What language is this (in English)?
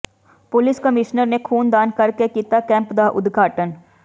Punjabi